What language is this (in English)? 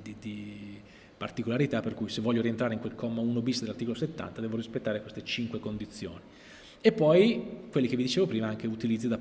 Italian